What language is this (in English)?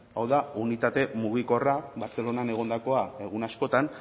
Basque